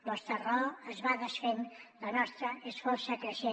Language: Catalan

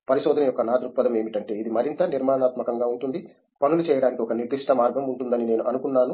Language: Telugu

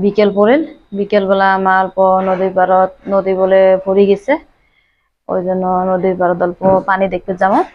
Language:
Arabic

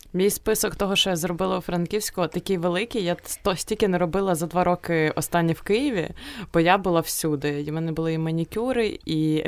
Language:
Ukrainian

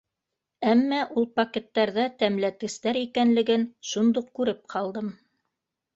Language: Bashkir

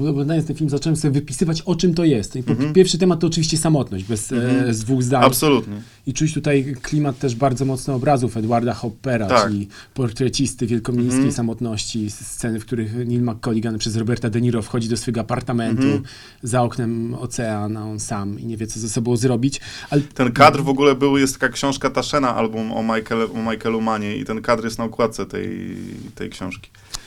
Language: Polish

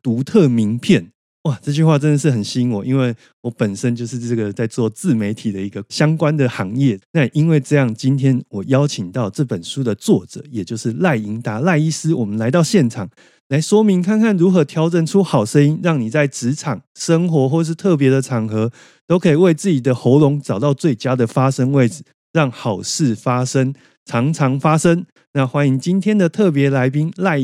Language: Chinese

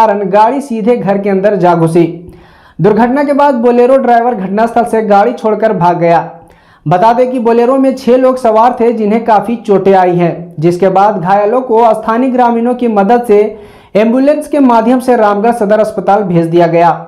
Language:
Hindi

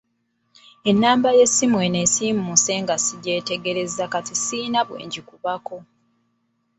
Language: Ganda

